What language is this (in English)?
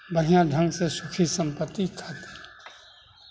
Maithili